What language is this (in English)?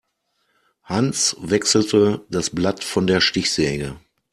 German